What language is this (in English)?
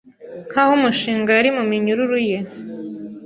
Kinyarwanda